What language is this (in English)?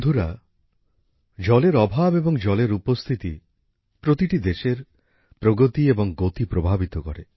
Bangla